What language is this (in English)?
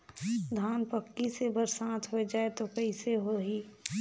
Chhattisgarhi